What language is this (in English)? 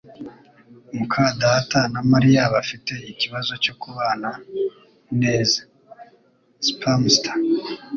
Kinyarwanda